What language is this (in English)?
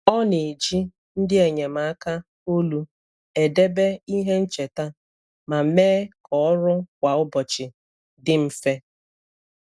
Igbo